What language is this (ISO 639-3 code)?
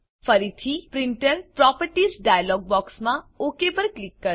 guj